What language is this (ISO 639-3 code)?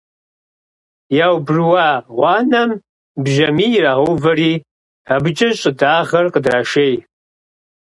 kbd